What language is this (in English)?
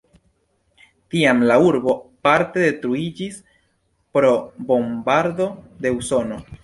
Esperanto